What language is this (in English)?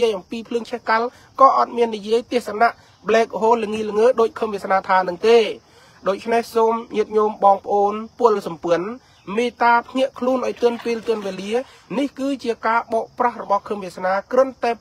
Thai